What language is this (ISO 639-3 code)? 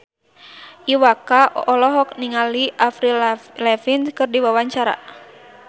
sun